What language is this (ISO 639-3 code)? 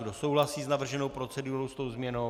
ces